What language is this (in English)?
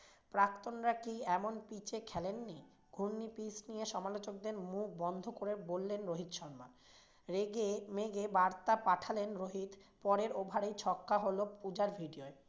Bangla